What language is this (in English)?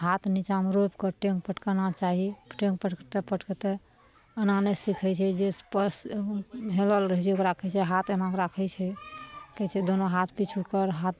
Maithili